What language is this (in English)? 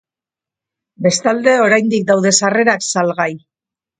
Basque